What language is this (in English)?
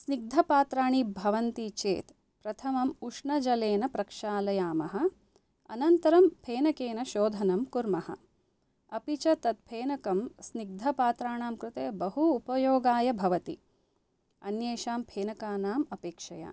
Sanskrit